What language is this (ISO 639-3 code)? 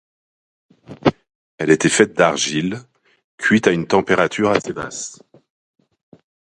fra